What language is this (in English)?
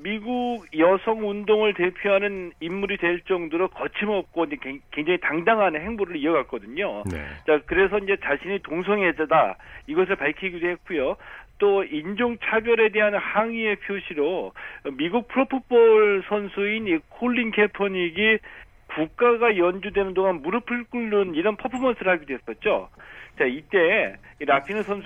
Korean